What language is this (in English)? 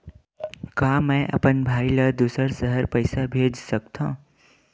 Chhattisgarhi